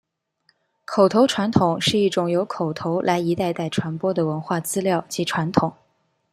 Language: Chinese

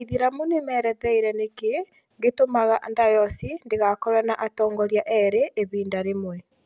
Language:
Kikuyu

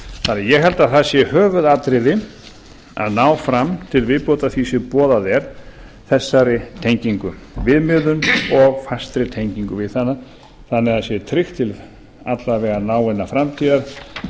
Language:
Icelandic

